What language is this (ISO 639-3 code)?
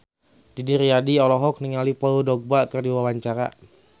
sun